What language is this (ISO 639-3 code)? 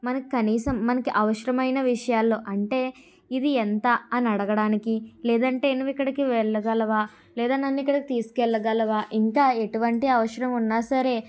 tel